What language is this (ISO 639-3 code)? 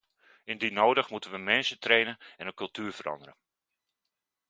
nld